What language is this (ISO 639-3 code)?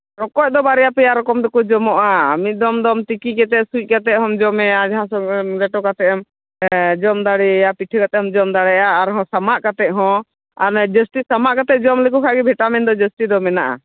sat